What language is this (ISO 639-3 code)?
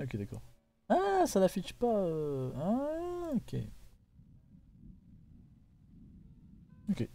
fra